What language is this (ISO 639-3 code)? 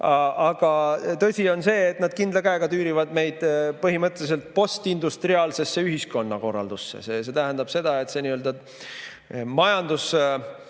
est